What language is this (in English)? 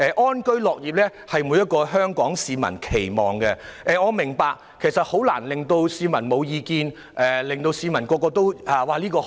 Cantonese